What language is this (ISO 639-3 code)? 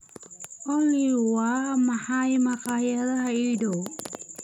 som